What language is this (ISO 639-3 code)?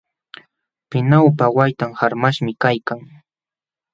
qxw